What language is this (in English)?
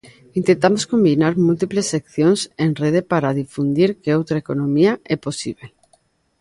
Galician